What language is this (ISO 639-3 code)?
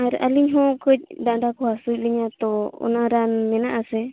sat